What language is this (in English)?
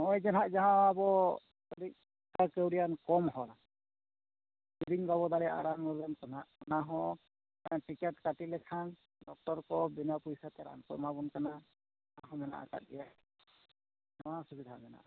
Santali